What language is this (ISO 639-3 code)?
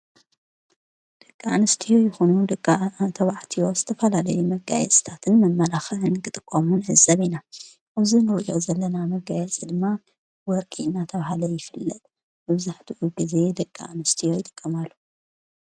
tir